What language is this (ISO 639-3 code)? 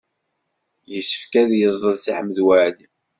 kab